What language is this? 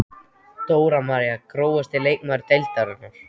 Icelandic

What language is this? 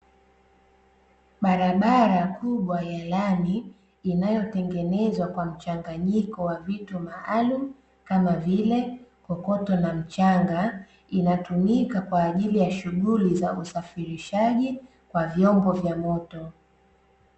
Swahili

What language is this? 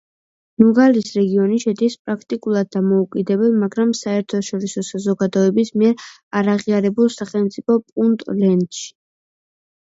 Georgian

